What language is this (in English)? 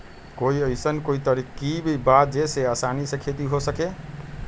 Magahi